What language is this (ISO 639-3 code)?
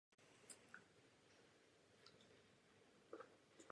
ces